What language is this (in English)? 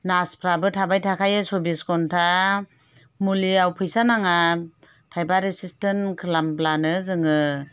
Bodo